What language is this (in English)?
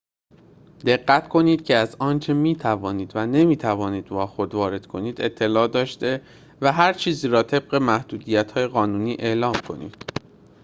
Persian